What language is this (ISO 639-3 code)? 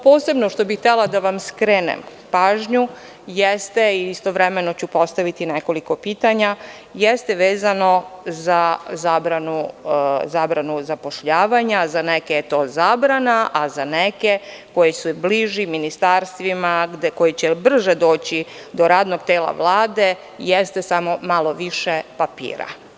srp